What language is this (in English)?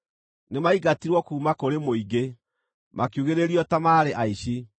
Kikuyu